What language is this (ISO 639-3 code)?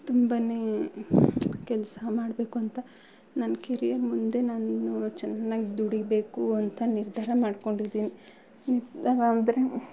kan